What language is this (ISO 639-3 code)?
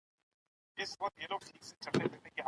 pus